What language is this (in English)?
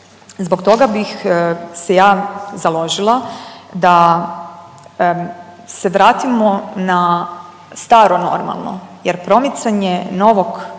Croatian